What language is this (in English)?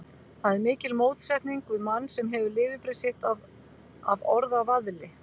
Icelandic